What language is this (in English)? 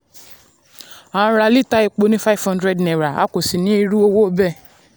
Yoruba